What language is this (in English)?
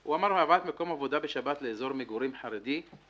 Hebrew